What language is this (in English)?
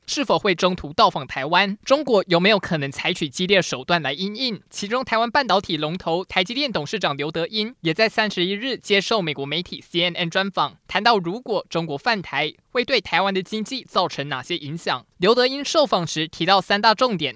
Chinese